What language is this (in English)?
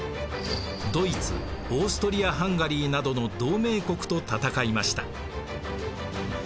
Japanese